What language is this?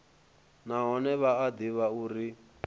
Venda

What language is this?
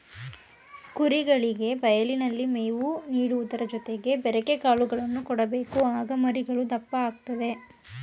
Kannada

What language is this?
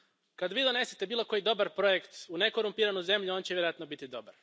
Croatian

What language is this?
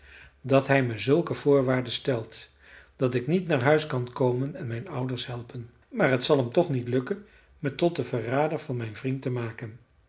Dutch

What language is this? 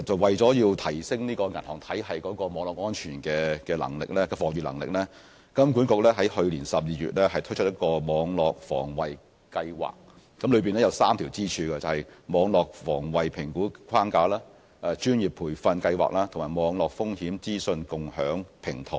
Cantonese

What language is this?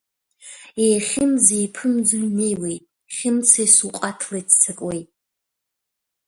Abkhazian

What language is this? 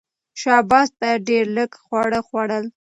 Pashto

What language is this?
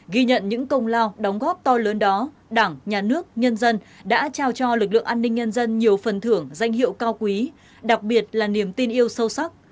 Vietnamese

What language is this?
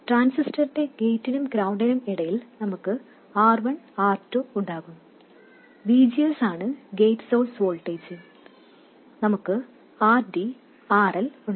Malayalam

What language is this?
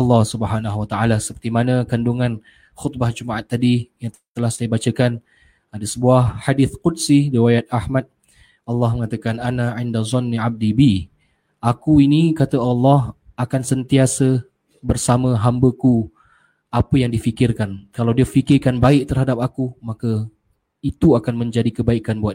Malay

